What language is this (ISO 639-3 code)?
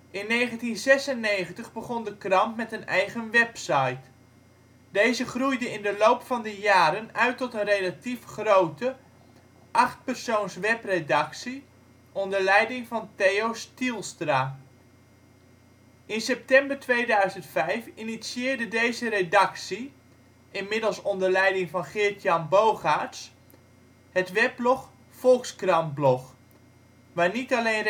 nld